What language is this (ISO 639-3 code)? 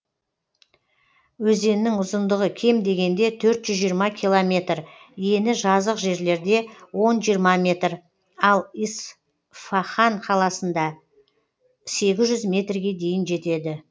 kaz